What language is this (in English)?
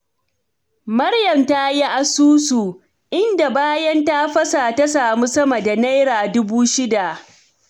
Hausa